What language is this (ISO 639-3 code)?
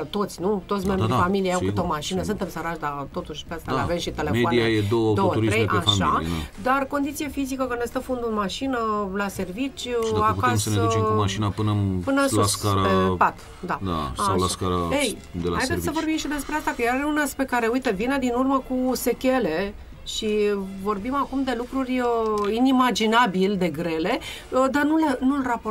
ron